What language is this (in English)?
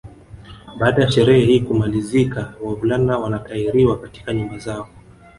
Swahili